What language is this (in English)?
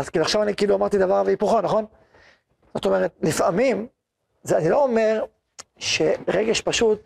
Hebrew